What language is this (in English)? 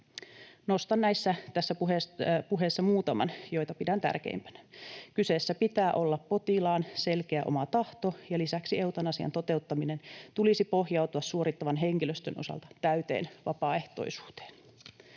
Finnish